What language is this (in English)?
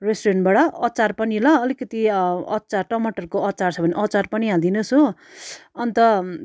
Nepali